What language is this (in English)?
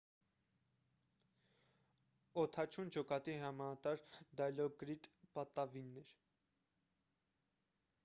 Armenian